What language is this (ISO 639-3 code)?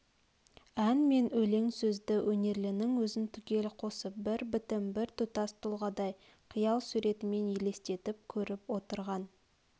kaz